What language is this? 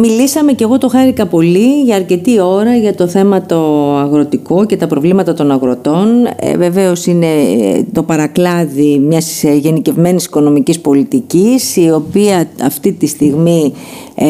Greek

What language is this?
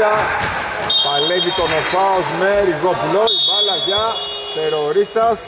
Greek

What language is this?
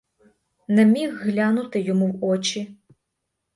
Ukrainian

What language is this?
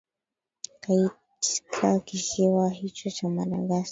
Swahili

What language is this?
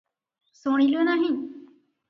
Odia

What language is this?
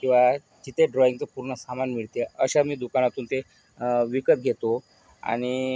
Marathi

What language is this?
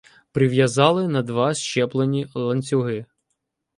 Ukrainian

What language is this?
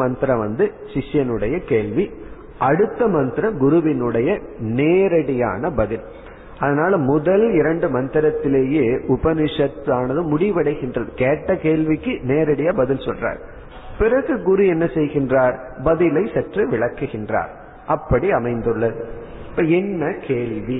Tamil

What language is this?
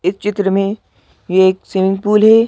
Hindi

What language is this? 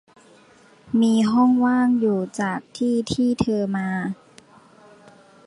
Thai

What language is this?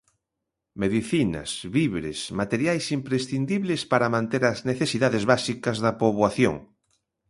Galician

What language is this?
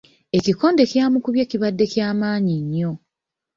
Ganda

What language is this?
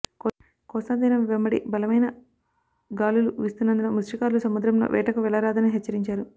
Telugu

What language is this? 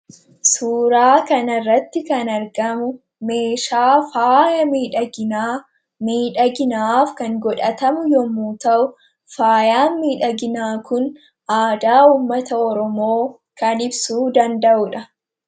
Oromo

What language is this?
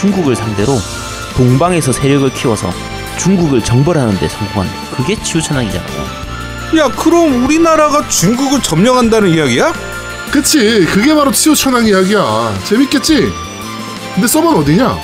Korean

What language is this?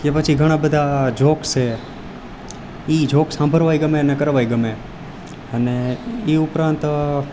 Gujarati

